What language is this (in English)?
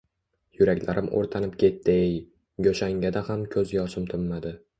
Uzbek